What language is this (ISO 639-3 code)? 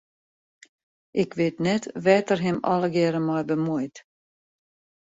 fry